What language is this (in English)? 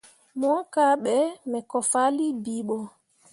Mundang